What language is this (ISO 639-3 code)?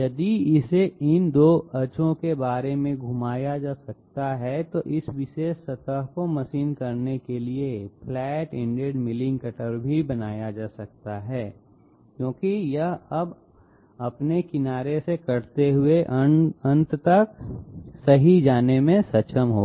hin